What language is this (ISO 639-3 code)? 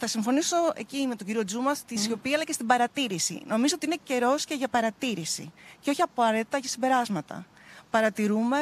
ell